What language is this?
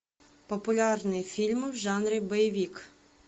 Russian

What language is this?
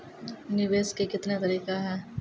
Maithili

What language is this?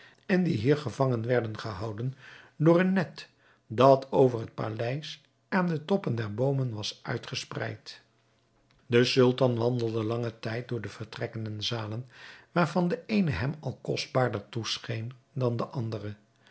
Dutch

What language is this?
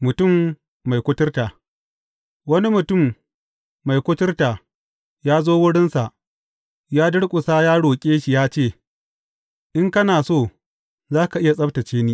Hausa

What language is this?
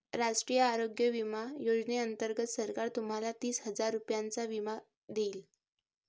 Marathi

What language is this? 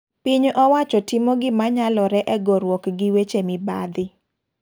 Luo (Kenya and Tanzania)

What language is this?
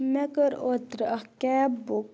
Kashmiri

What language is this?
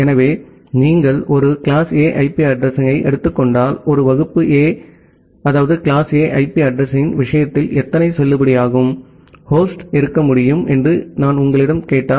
Tamil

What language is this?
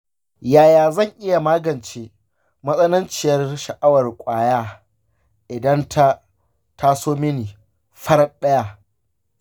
Hausa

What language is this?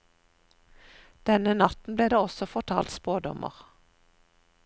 Norwegian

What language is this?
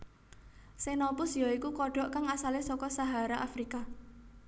Javanese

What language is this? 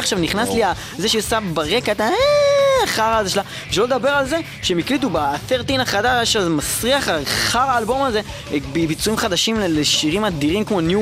Hebrew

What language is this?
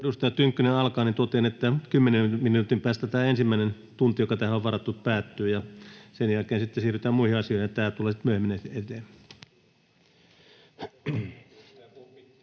Finnish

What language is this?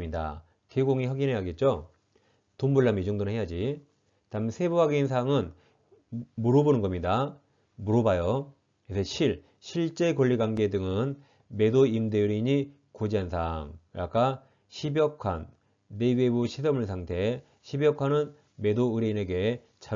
Korean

